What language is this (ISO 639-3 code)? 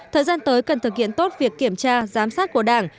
vie